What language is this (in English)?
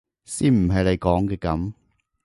Cantonese